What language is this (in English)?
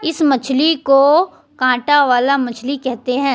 Hindi